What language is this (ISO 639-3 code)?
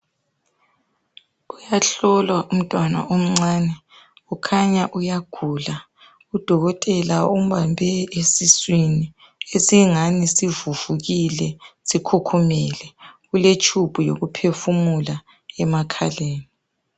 nde